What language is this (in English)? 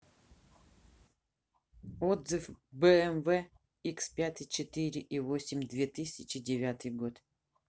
Russian